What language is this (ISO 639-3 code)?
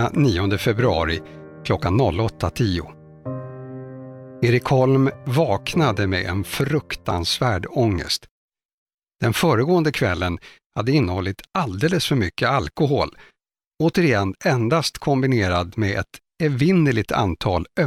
swe